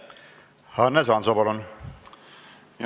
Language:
Estonian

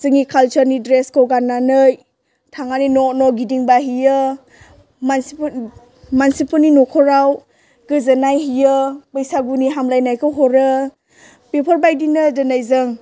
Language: Bodo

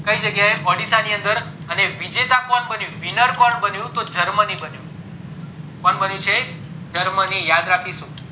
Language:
Gujarati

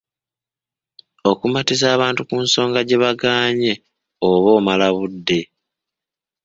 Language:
Ganda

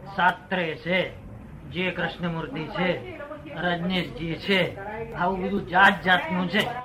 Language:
Gujarati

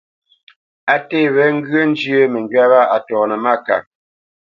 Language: Bamenyam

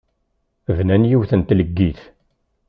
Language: Kabyle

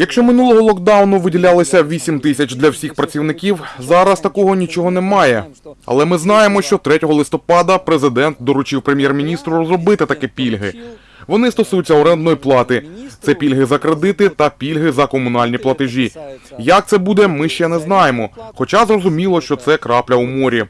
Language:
Ukrainian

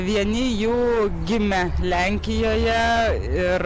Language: Lithuanian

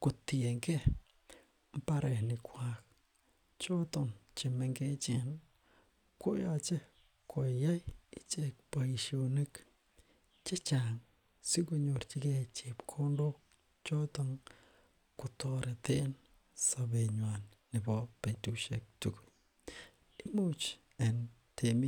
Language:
Kalenjin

